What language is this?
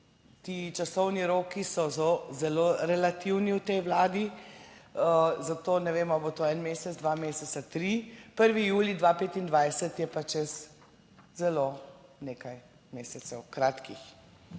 Slovenian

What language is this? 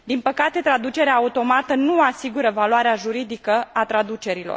Romanian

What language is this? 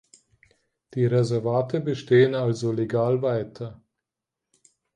German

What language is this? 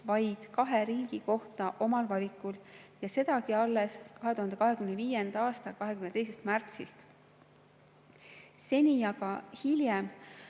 Estonian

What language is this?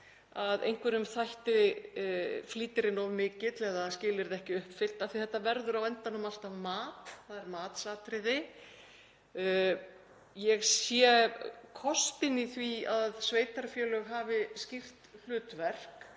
Icelandic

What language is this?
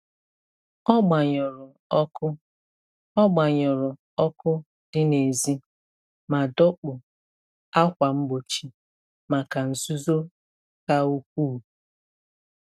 Igbo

